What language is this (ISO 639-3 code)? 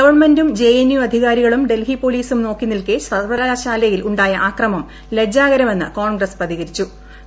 mal